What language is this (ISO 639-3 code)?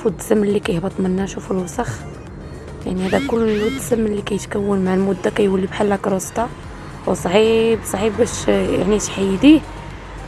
ara